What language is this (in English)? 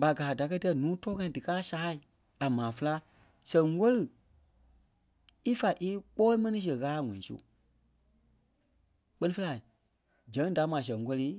Kpelle